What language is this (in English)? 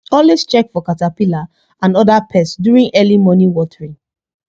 Nigerian Pidgin